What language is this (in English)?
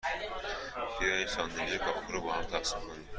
Persian